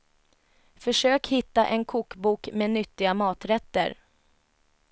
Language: Swedish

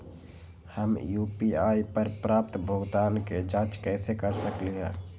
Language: Magahi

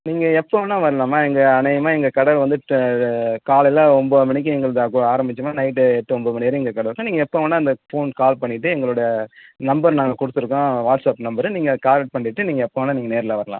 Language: Tamil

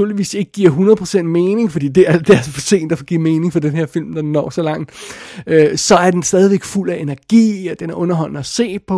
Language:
Danish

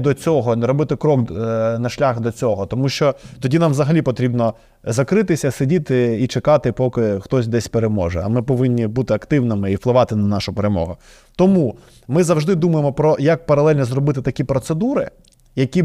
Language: Ukrainian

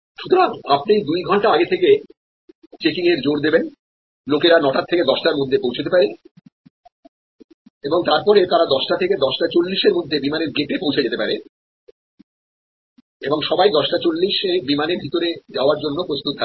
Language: Bangla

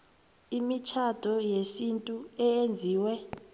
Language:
South Ndebele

